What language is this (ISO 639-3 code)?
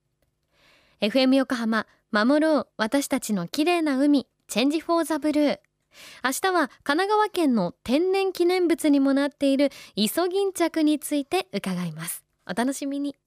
jpn